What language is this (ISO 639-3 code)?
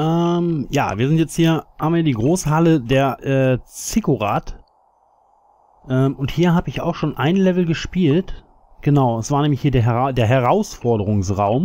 deu